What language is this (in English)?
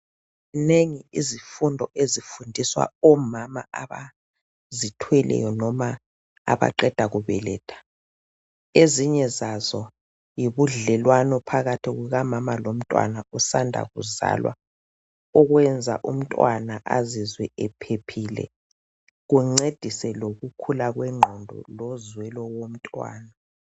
North Ndebele